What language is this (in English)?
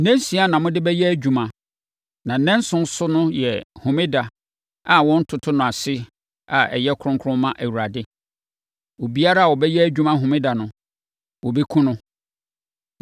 Akan